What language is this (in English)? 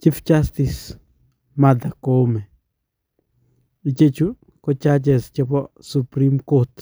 Kalenjin